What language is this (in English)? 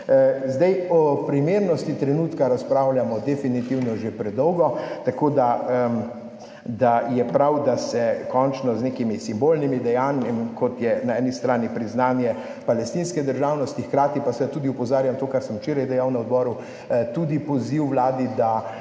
Slovenian